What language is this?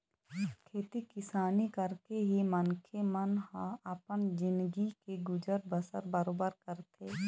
Chhattisgarhi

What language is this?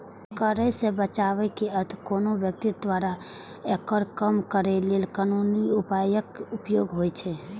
Maithili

